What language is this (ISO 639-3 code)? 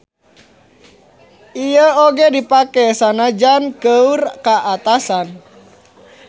sun